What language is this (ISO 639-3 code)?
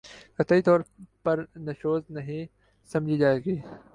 urd